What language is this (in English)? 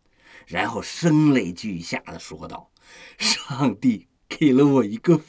Chinese